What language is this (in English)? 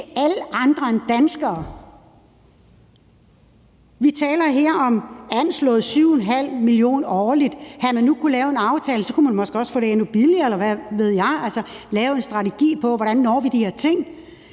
Danish